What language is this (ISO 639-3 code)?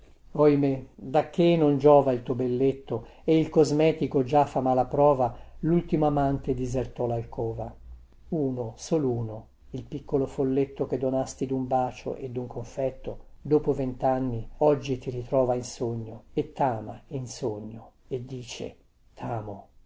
ita